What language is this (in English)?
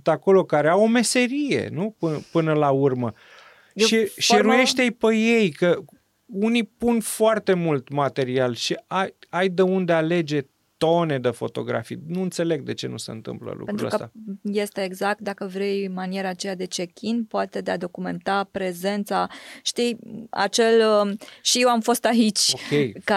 Romanian